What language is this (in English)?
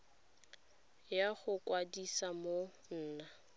Tswana